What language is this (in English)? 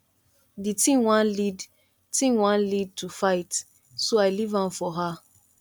Nigerian Pidgin